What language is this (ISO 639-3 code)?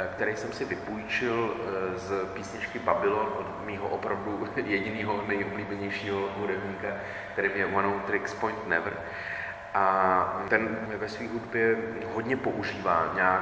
ces